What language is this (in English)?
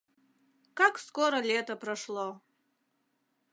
Mari